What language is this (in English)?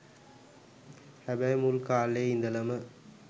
Sinhala